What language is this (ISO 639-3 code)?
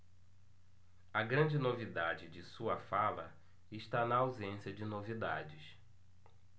por